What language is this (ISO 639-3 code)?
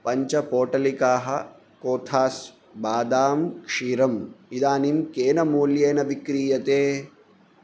san